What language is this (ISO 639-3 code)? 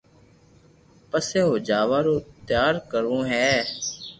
lrk